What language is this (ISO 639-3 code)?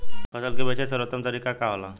bho